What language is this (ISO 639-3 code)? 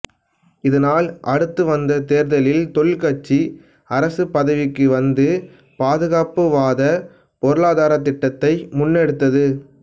tam